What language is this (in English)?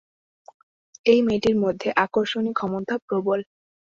Bangla